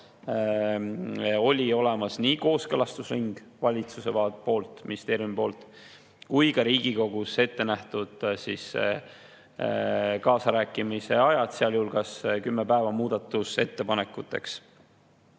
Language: Estonian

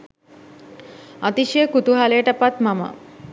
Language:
Sinhala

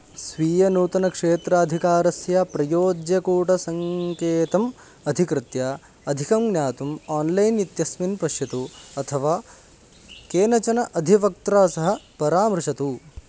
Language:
Sanskrit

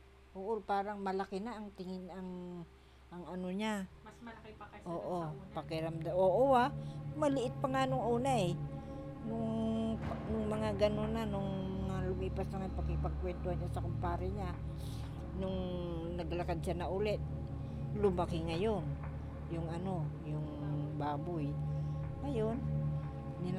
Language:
Filipino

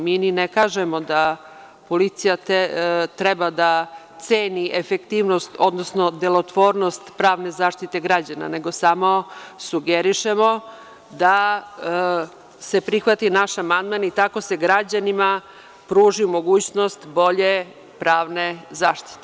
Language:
Serbian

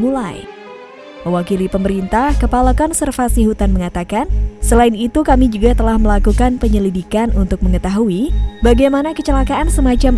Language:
Indonesian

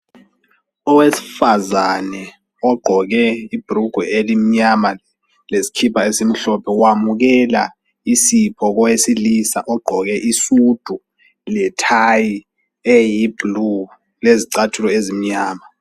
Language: North Ndebele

